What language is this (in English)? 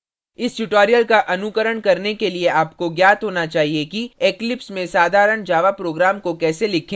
Hindi